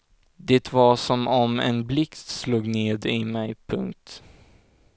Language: Swedish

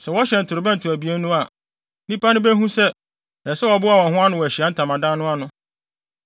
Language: Akan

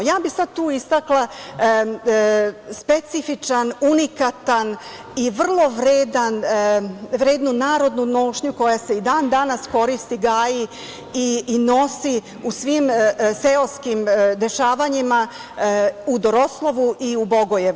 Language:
Serbian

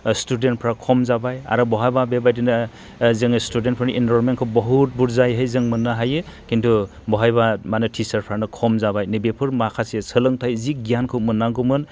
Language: Bodo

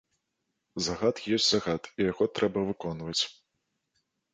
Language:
Belarusian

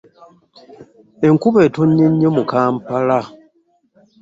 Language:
Ganda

